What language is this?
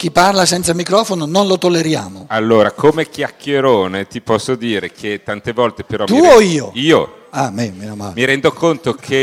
Italian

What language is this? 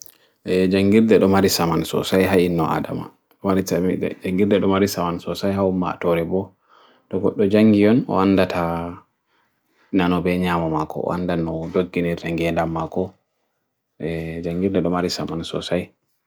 Bagirmi Fulfulde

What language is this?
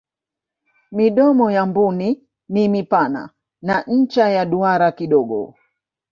Swahili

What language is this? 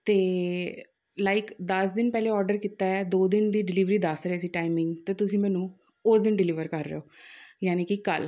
Punjabi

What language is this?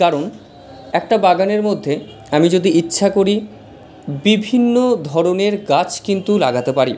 Bangla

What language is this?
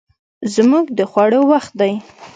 Pashto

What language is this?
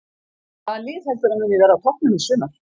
Icelandic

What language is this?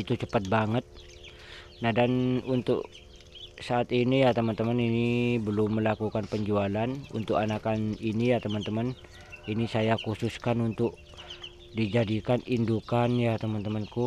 Indonesian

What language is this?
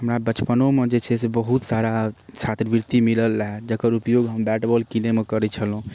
Maithili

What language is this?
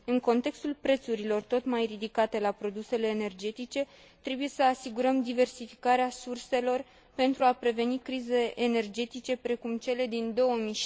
Romanian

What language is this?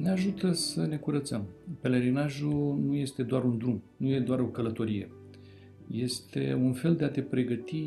Romanian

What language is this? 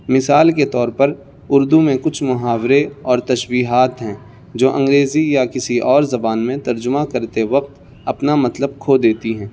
Urdu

